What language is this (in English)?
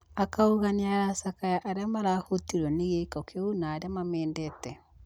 Kikuyu